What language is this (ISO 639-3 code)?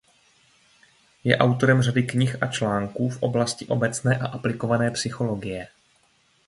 ces